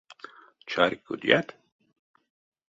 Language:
Erzya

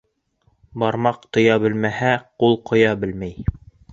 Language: Bashkir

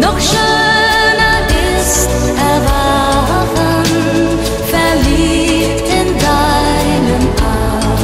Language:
German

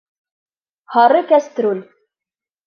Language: Bashkir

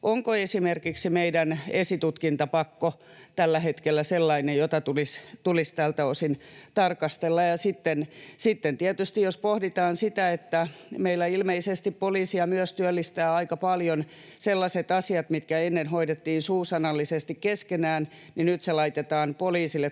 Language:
Finnish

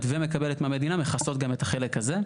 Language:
Hebrew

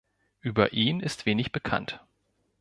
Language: German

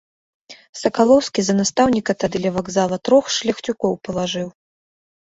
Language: Belarusian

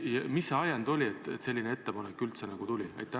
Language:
Estonian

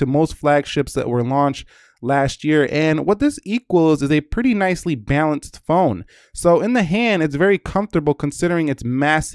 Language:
English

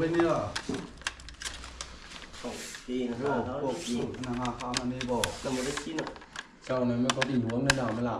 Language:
Vietnamese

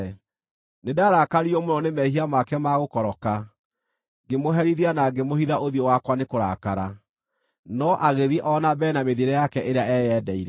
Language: Kikuyu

